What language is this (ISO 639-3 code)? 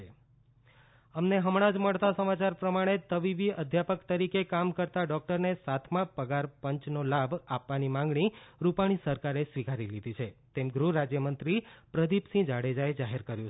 guj